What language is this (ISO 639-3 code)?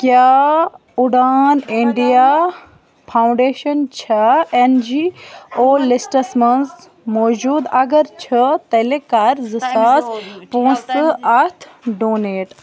kas